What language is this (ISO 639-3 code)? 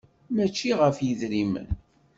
kab